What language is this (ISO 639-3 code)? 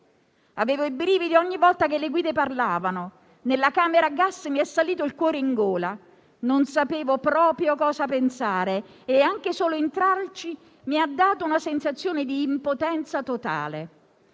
ita